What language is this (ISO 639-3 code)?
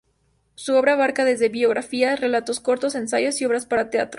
spa